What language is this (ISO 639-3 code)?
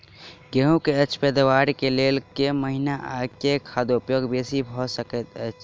mai